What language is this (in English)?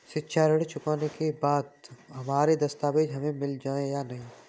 Hindi